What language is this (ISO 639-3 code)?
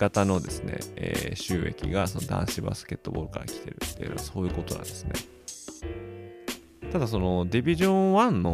jpn